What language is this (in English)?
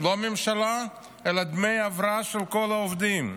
Hebrew